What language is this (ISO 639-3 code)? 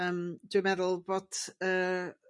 cym